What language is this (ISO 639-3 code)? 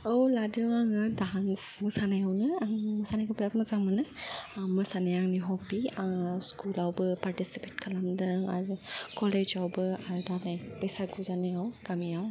brx